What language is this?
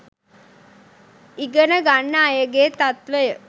Sinhala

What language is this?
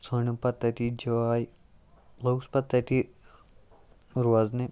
Kashmiri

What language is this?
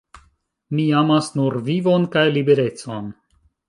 Esperanto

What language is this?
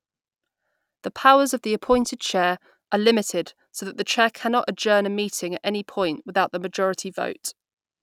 English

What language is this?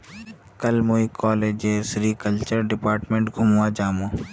Magahi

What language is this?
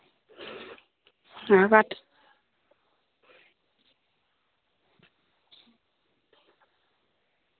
Dogri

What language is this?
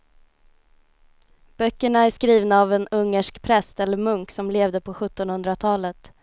Swedish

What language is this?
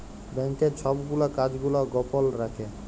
Bangla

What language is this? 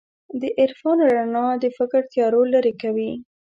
Pashto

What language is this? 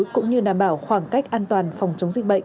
Vietnamese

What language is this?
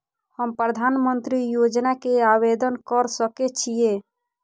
Maithili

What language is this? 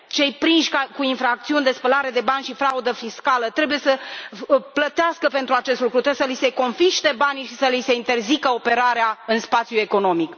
Romanian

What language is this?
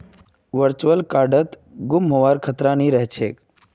Magahi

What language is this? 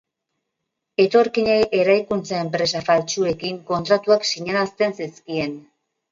Basque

